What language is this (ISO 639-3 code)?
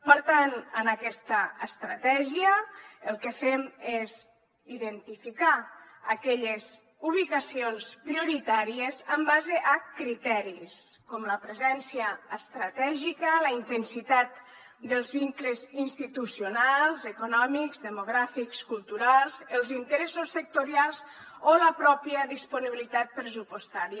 cat